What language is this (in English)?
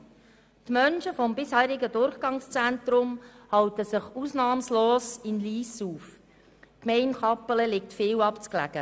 Swiss German